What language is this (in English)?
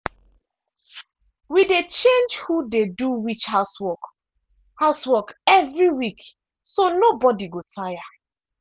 Nigerian Pidgin